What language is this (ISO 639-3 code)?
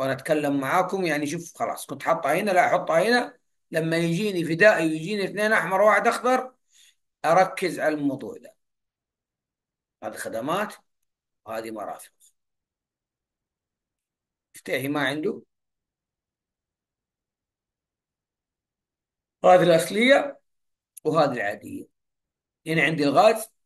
ara